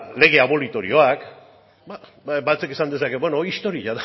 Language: Basque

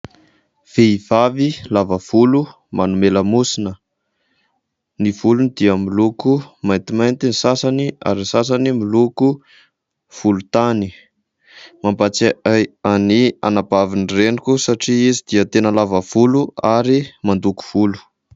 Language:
Malagasy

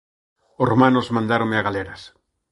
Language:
Galician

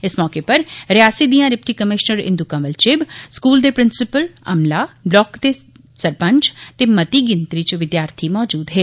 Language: Dogri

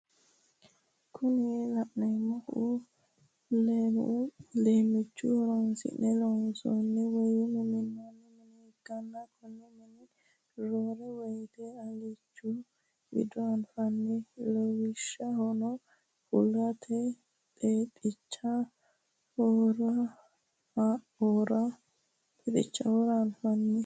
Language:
Sidamo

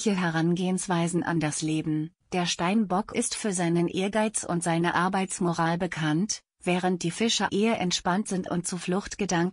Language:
German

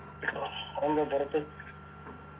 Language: Malayalam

